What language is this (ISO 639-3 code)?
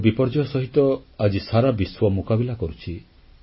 ori